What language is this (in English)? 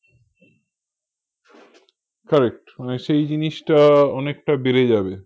Bangla